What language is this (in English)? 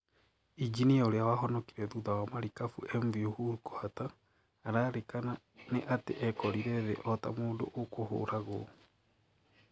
Kikuyu